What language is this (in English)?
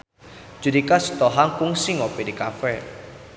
Sundanese